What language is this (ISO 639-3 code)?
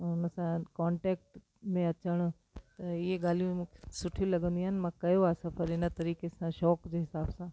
snd